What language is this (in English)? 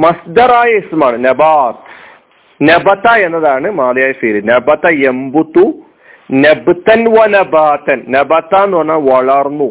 Malayalam